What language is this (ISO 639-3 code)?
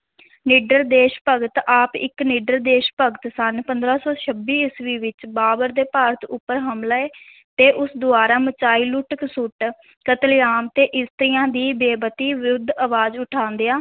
pan